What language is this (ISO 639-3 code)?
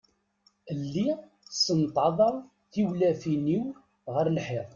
kab